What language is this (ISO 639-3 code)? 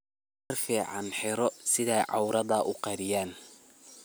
som